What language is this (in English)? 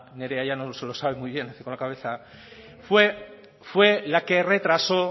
Spanish